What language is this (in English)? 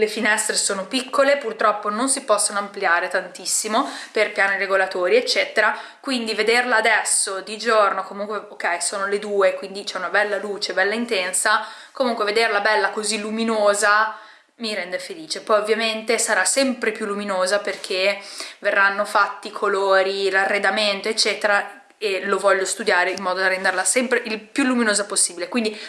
Italian